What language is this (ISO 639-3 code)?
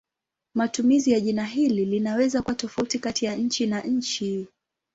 swa